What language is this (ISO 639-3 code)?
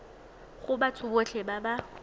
tsn